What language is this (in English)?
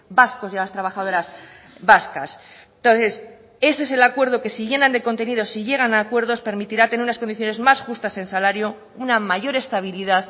Spanish